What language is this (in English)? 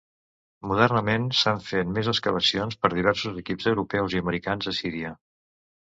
Catalan